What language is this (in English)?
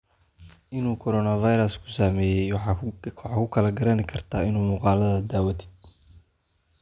Somali